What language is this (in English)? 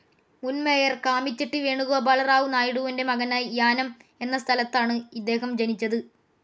Malayalam